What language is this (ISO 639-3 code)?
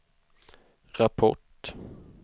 swe